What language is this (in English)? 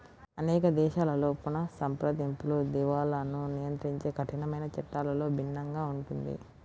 Telugu